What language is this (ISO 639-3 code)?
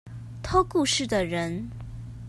zho